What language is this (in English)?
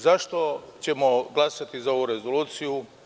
Serbian